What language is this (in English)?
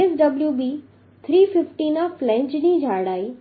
Gujarati